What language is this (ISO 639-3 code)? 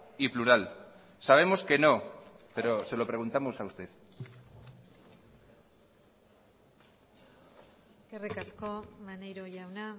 spa